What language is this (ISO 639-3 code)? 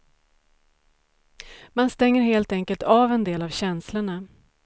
swe